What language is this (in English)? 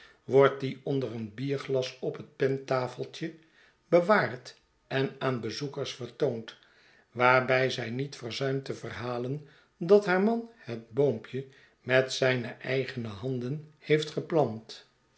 Dutch